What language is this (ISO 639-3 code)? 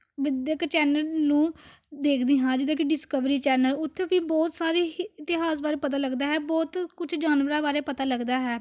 pan